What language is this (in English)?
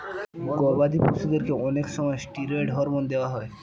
Bangla